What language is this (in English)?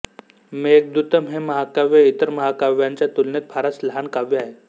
Marathi